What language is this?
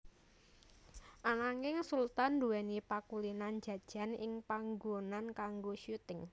Javanese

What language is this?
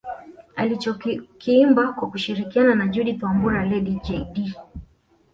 Swahili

